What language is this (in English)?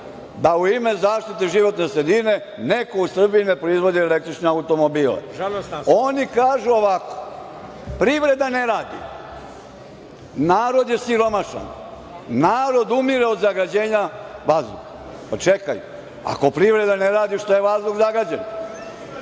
Serbian